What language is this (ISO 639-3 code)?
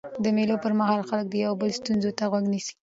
pus